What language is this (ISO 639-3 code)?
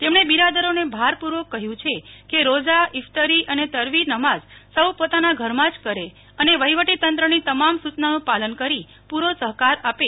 guj